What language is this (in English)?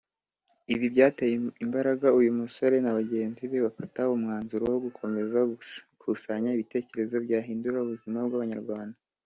Kinyarwanda